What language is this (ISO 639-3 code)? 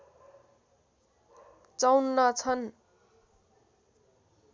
nep